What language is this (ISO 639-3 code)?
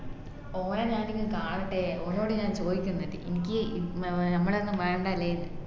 mal